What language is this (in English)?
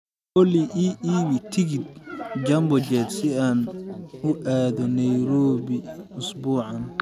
Somali